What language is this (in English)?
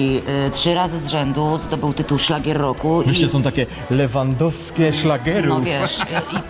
Polish